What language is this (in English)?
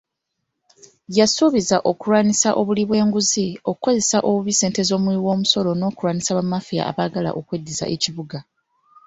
Ganda